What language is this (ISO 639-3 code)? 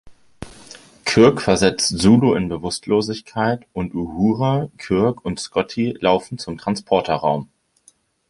deu